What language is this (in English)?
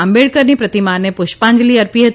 Gujarati